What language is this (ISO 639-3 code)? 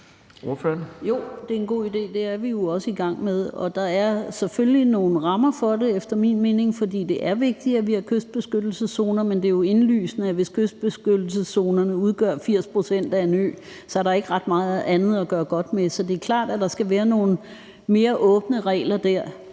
dan